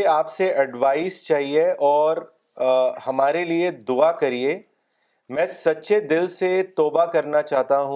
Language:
Urdu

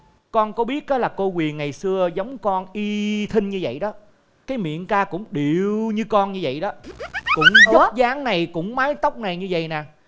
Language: Vietnamese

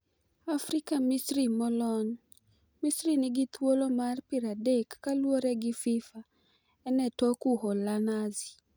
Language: Luo (Kenya and Tanzania)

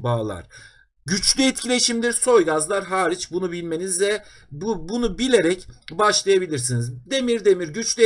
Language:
Turkish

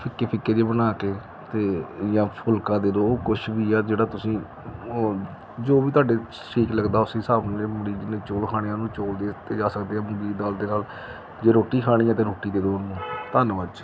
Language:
Punjabi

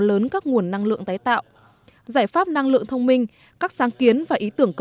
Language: Vietnamese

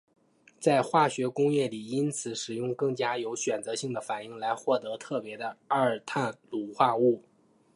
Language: Chinese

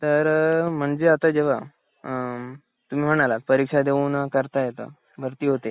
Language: Marathi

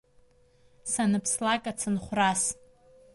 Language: Abkhazian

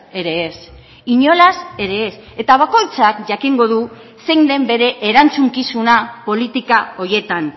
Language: Basque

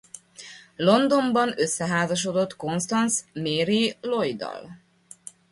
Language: Hungarian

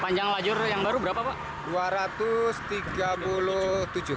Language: Indonesian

